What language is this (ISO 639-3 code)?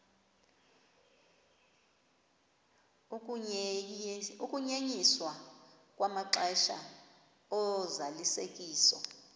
xho